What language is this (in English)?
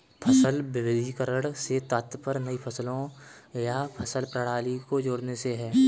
Hindi